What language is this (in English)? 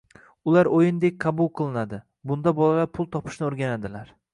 Uzbek